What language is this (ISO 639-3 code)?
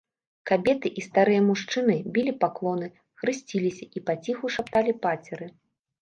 bel